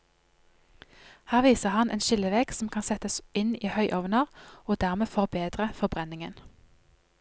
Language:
Norwegian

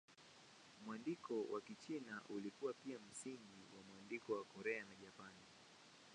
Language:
Swahili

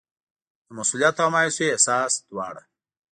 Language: Pashto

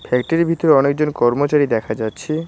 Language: Bangla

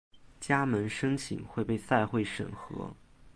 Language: Chinese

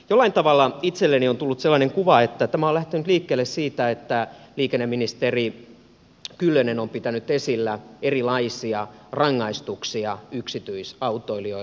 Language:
Finnish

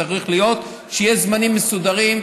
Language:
Hebrew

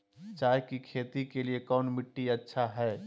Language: Magahi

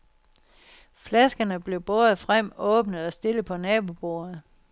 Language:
Danish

